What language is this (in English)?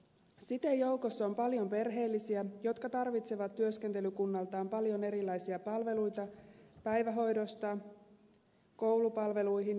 Finnish